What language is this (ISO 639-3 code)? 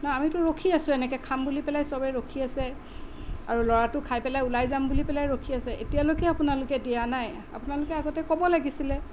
asm